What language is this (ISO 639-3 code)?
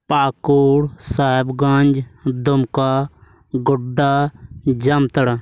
sat